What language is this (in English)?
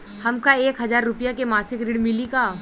Bhojpuri